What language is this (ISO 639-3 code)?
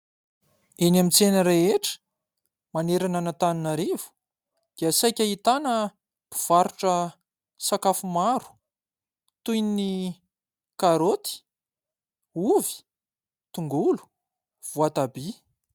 mlg